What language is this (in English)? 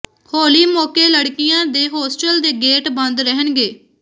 Punjabi